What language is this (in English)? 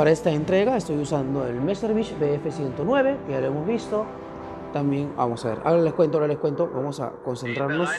Spanish